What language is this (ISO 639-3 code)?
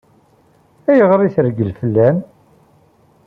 kab